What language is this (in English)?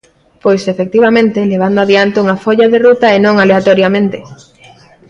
Galician